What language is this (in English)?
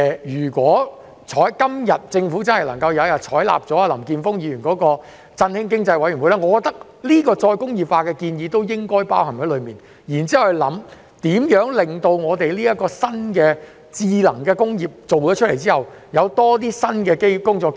Cantonese